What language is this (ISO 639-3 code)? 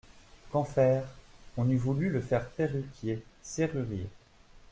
fra